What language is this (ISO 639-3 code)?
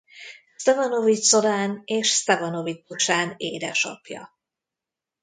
hun